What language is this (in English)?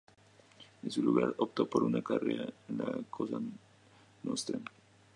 Spanish